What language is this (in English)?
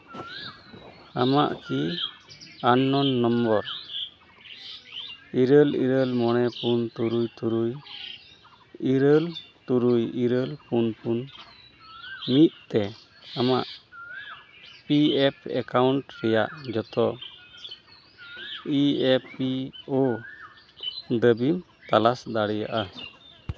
Santali